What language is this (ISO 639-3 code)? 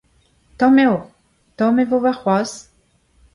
bre